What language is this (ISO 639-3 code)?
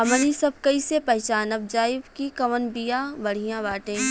bho